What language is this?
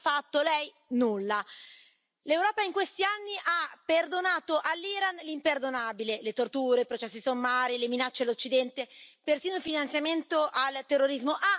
Italian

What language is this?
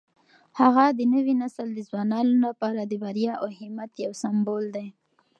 Pashto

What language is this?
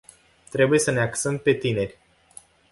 Romanian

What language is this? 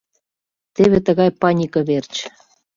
Mari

